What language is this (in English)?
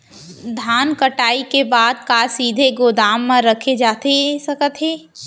Chhattisgarhi